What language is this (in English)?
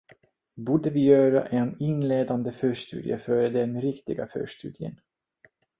Swedish